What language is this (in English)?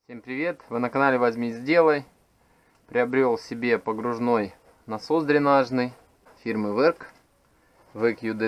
Russian